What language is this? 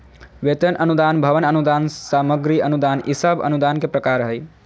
Magahi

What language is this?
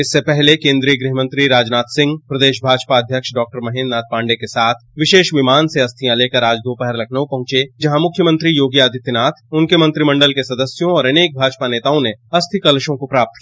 Hindi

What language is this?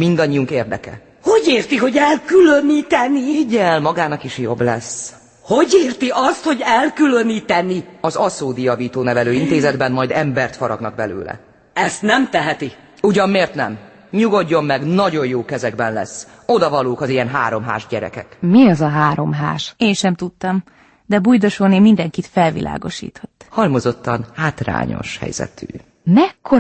Hungarian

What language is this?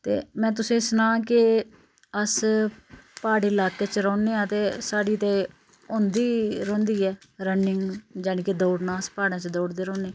Dogri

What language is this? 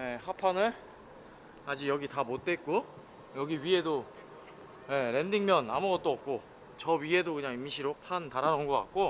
Korean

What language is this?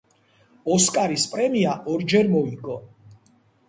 Georgian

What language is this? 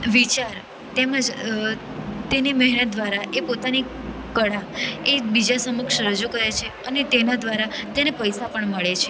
Gujarati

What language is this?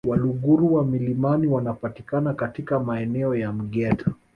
Swahili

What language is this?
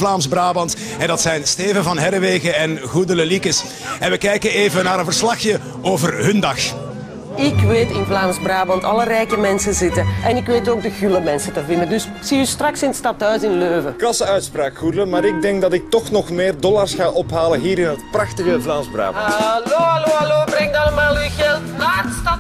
Dutch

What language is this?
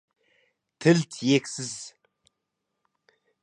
Kazakh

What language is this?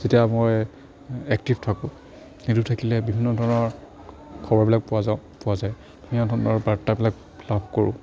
Assamese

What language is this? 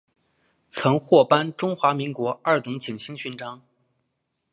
Chinese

